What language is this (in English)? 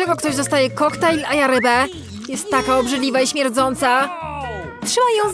Polish